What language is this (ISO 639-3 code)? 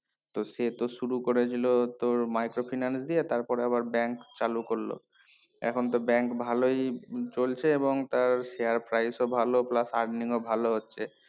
ben